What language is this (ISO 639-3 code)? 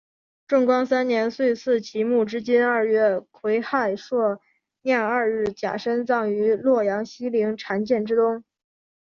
zho